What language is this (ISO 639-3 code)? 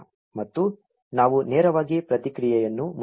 kan